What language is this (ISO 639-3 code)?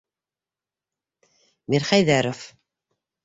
bak